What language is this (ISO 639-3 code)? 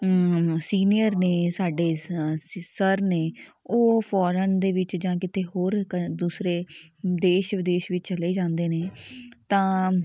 pan